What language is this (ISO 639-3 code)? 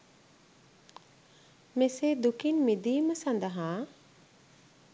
sin